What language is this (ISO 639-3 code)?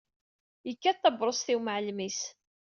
kab